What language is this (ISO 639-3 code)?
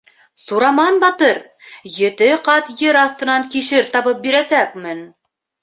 bak